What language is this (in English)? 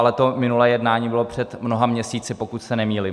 Czech